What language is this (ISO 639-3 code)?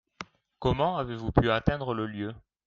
fra